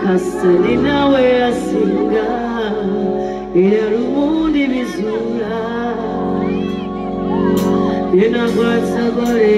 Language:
English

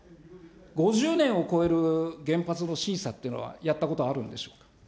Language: Japanese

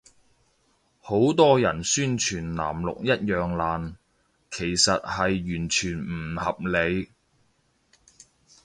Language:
Cantonese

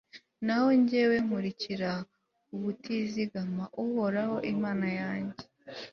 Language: Kinyarwanda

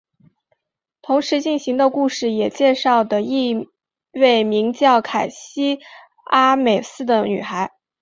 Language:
Chinese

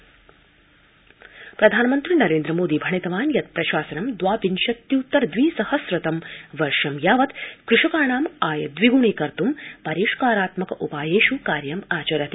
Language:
Sanskrit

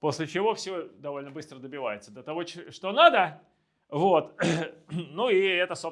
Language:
Russian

